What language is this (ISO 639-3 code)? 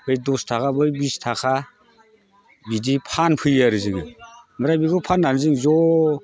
brx